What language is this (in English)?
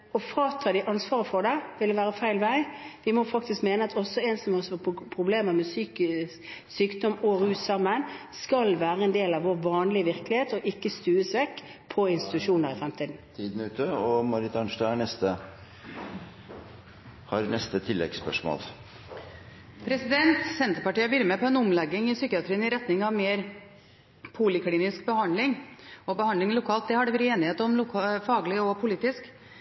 Norwegian